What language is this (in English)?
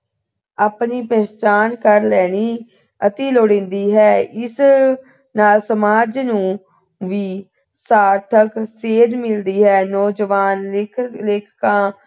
Punjabi